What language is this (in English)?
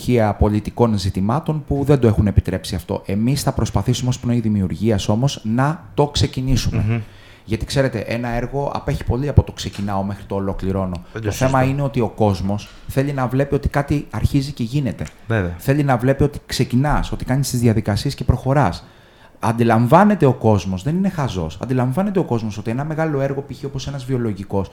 Greek